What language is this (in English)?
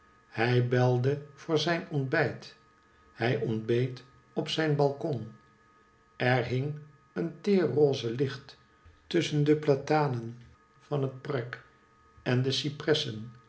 Dutch